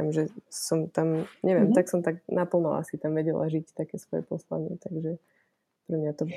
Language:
Slovak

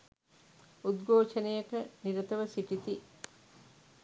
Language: Sinhala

